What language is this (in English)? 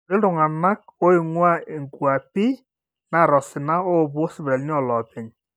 Masai